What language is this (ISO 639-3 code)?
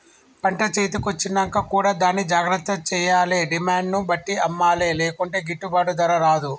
tel